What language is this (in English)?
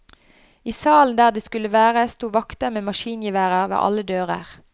Norwegian